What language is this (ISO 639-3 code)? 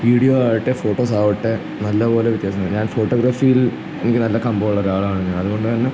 mal